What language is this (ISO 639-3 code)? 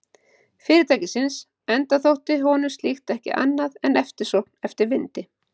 isl